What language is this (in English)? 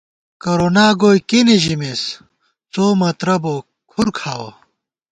Gawar-Bati